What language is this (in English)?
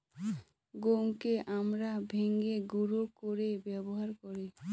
Bangla